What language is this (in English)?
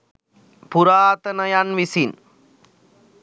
Sinhala